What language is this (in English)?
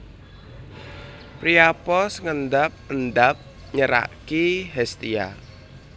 Javanese